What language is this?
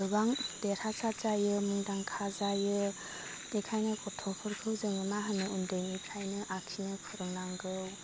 Bodo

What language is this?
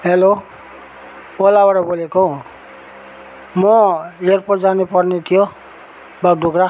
Nepali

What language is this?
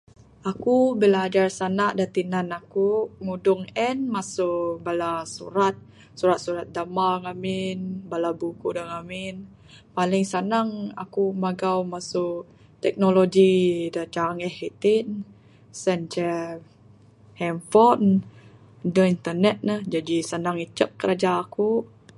Bukar-Sadung Bidayuh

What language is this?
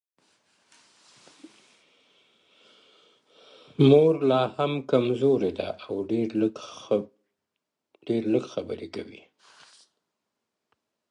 Pashto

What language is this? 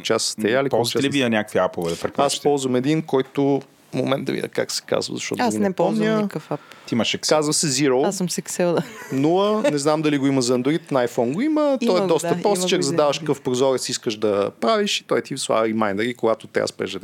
Bulgarian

